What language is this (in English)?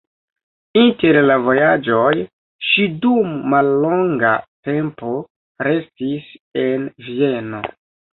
Esperanto